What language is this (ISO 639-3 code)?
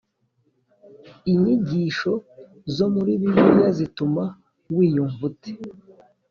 kin